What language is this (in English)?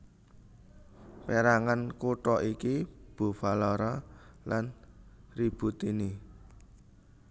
Javanese